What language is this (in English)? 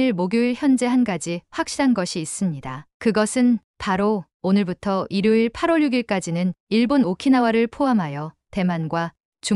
Korean